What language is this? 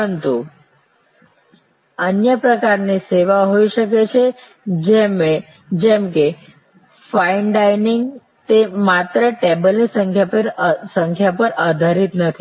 Gujarati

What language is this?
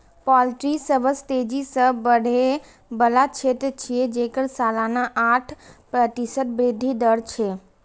Maithili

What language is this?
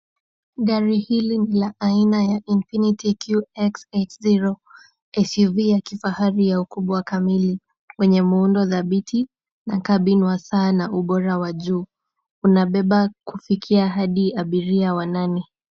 Swahili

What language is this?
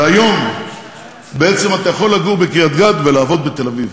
Hebrew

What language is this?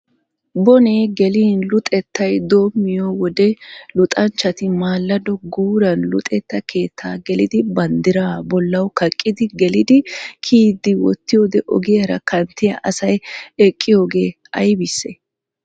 Wolaytta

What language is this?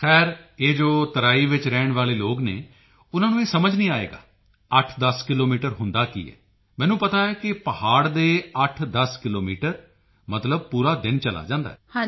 Punjabi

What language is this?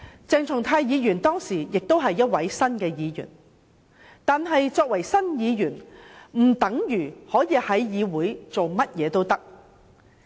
Cantonese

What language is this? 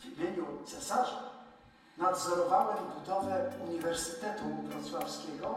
Polish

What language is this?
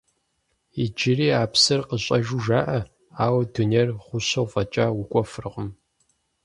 Kabardian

